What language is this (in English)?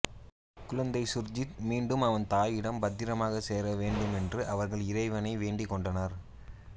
Tamil